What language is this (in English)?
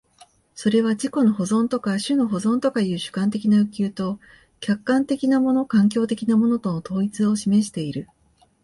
Japanese